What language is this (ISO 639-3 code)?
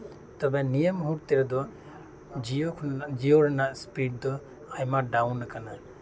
sat